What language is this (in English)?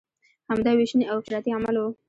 Pashto